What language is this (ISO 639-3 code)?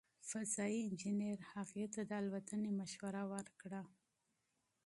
pus